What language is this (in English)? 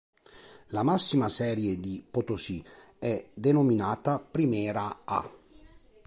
Italian